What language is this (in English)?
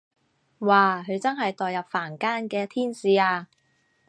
Cantonese